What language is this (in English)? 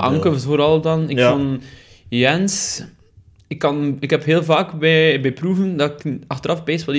Dutch